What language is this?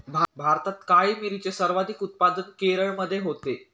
Marathi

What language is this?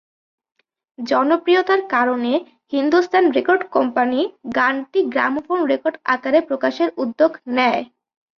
Bangla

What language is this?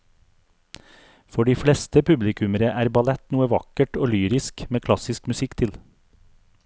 Norwegian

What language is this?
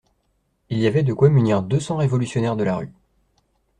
French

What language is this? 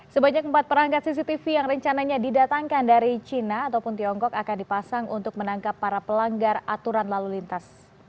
Indonesian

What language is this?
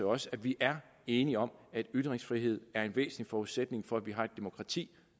Danish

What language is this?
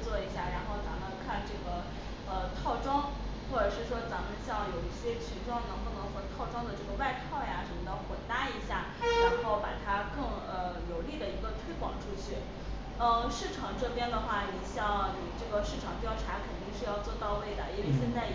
Chinese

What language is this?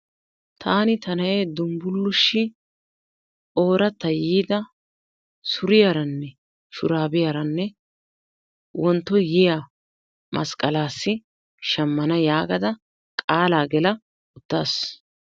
Wolaytta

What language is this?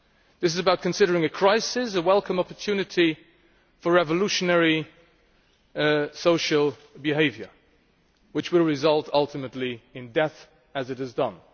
English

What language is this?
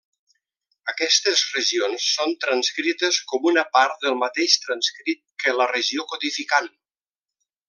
Catalan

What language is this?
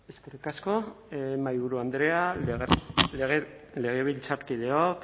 Basque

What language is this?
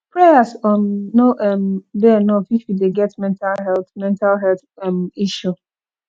Nigerian Pidgin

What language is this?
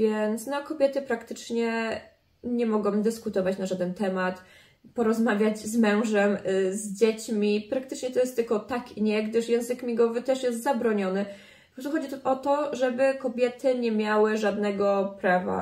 Polish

